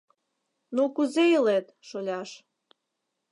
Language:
Mari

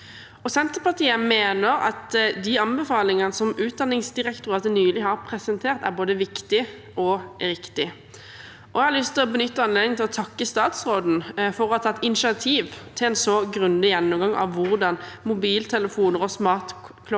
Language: Norwegian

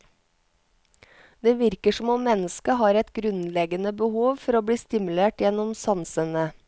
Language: Norwegian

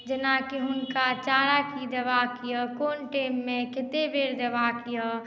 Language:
Maithili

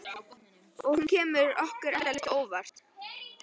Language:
Icelandic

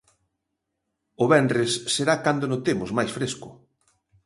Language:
Galician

